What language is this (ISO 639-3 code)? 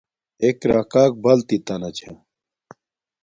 dmk